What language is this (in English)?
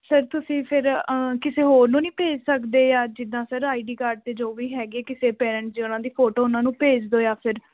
Punjabi